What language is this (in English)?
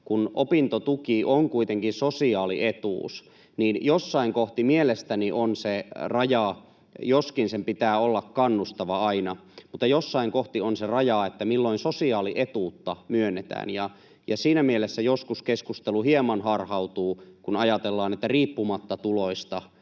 Finnish